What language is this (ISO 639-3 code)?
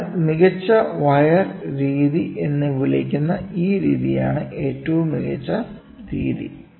mal